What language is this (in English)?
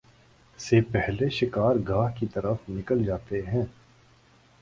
Urdu